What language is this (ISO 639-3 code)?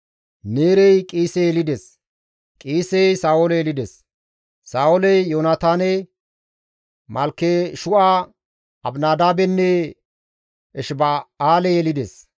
gmv